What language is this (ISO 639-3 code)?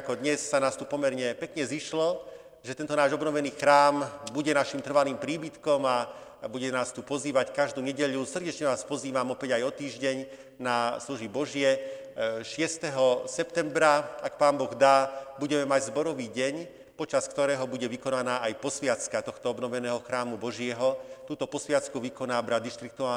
slk